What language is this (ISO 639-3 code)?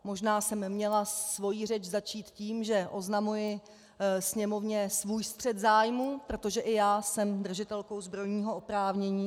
ces